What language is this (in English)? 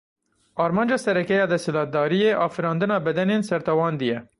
Kurdish